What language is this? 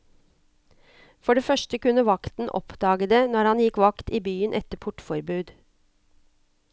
Norwegian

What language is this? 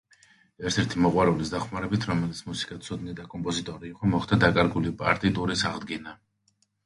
Georgian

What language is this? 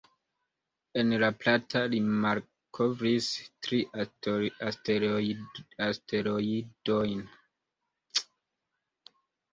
Esperanto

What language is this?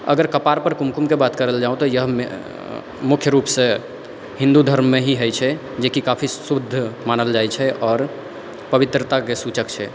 Maithili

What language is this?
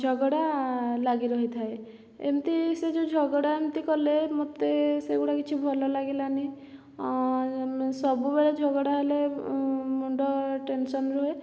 Odia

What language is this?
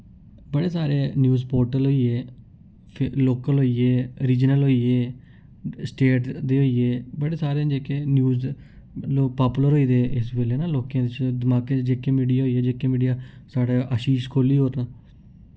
Dogri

